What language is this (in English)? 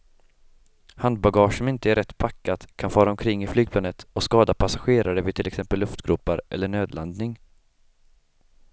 Swedish